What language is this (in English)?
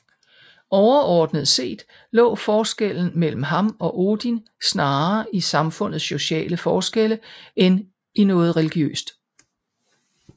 Danish